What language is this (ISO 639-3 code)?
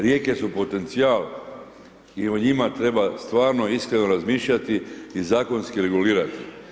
hrv